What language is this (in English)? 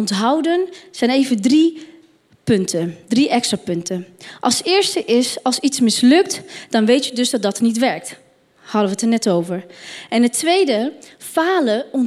Dutch